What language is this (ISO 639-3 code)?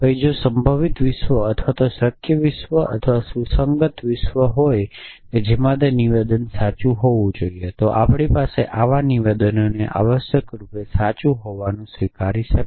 guj